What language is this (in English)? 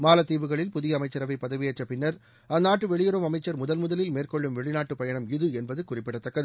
Tamil